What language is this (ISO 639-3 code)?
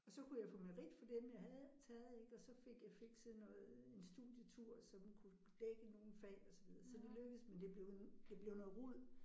dan